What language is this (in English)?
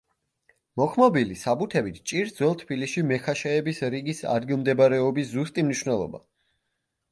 Georgian